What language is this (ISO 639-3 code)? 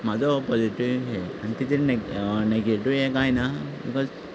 kok